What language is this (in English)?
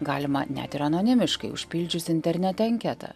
Lithuanian